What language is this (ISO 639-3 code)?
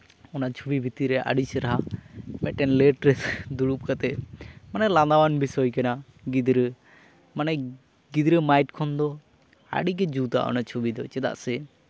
sat